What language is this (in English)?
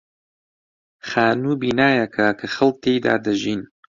Central Kurdish